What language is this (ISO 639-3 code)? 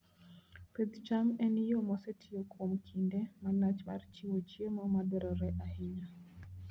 luo